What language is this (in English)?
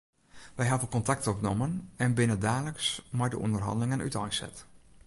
Western Frisian